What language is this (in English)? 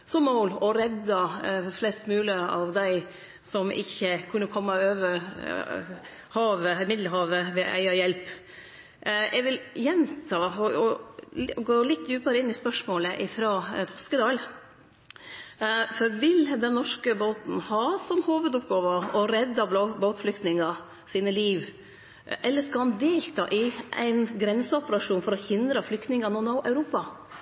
Norwegian Nynorsk